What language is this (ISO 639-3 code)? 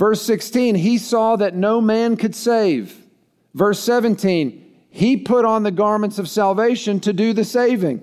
eng